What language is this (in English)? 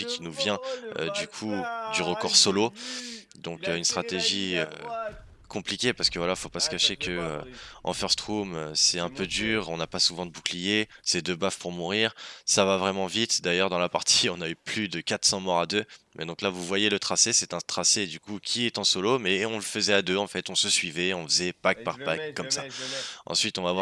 French